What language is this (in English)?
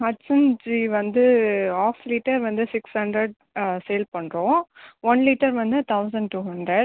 Tamil